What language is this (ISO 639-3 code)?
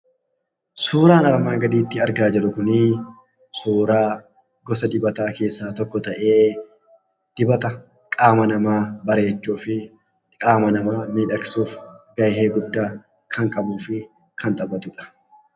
orm